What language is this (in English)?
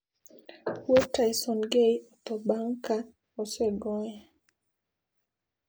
Luo (Kenya and Tanzania)